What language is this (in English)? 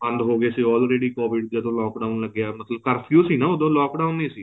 Punjabi